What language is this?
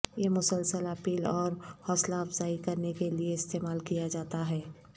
Urdu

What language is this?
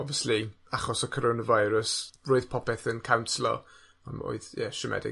Welsh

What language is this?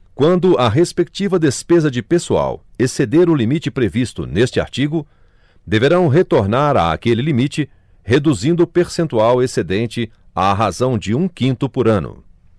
Portuguese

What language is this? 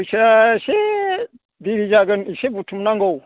Bodo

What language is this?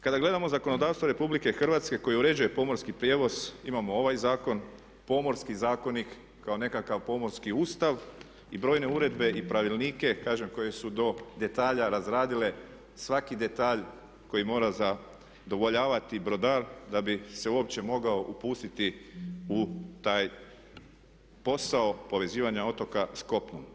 Croatian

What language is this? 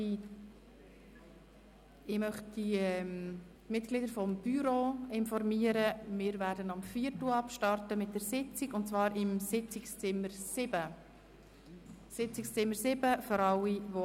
Swiss German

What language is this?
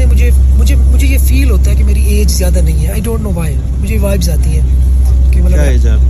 Urdu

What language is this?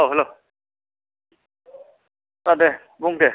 Bodo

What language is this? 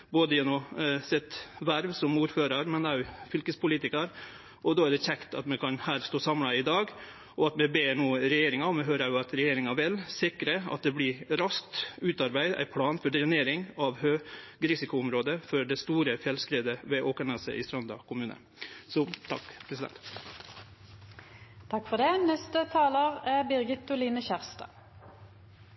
Norwegian Nynorsk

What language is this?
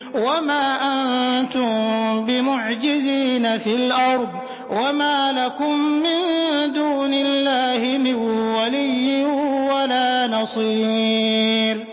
Arabic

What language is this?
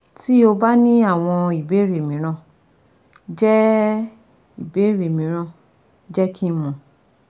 Yoruba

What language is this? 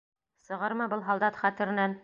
Bashkir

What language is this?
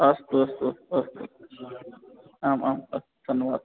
Sanskrit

